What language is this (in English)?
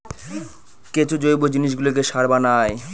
Bangla